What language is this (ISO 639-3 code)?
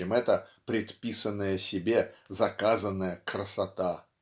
rus